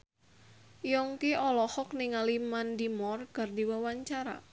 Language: Sundanese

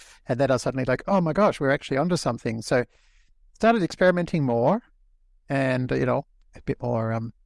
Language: English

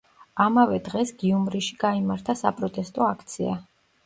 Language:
Georgian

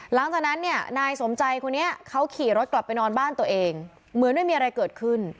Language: Thai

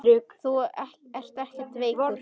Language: Icelandic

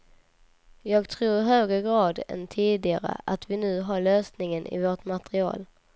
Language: Swedish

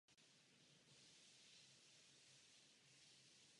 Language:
Czech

